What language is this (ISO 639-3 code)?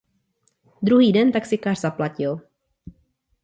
ces